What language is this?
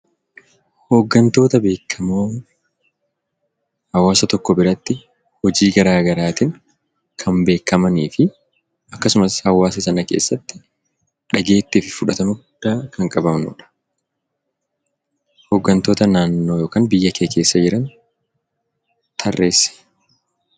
Oromo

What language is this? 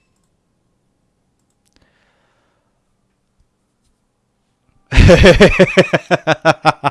Turkish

